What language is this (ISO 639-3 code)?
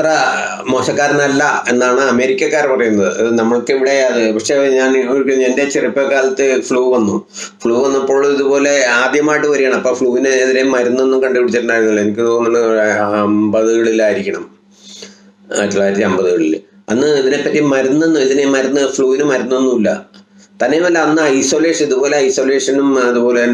spa